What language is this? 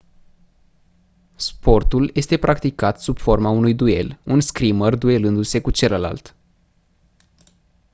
Romanian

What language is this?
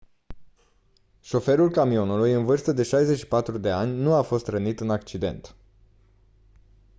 Romanian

